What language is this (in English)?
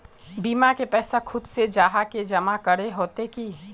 Magahi